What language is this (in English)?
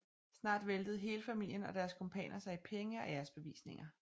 Danish